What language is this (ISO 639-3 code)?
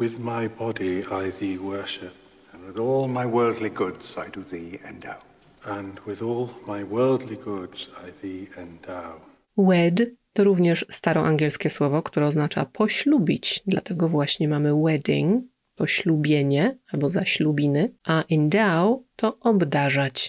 pol